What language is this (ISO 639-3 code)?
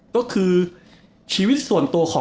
tha